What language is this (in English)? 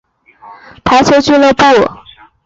Chinese